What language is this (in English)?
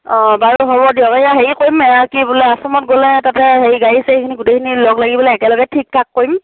Assamese